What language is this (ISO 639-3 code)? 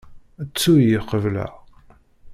kab